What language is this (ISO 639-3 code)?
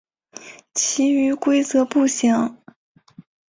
zho